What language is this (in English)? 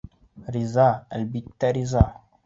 Bashkir